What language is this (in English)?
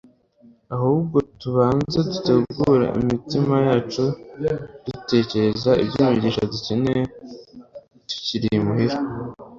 Kinyarwanda